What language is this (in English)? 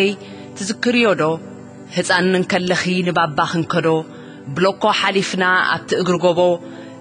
Arabic